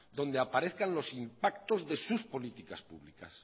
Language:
Spanish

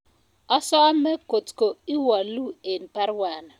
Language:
Kalenjin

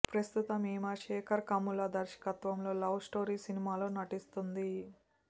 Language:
Telugu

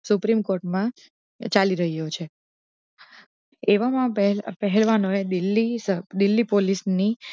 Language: Gujarati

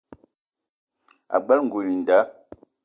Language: Eton (Cameroon)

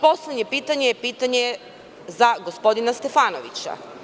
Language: Serbian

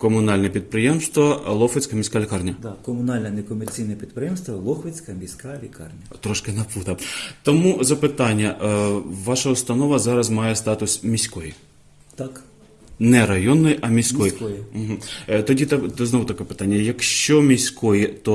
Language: Ukrainian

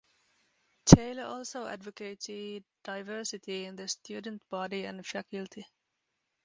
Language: English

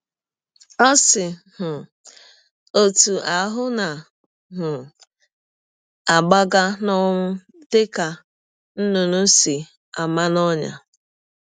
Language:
Igbo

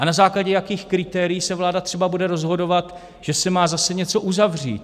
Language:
Czech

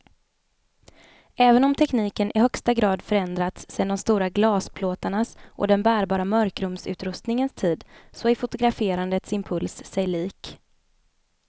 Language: Swedish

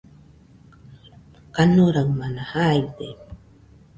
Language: Nüpode Huitoto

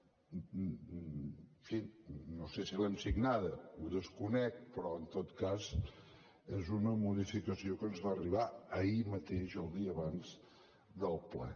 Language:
Catalan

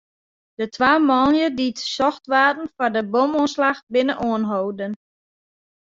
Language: Western Frisian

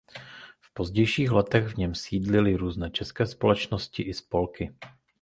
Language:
Czech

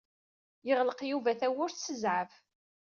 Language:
Kabyle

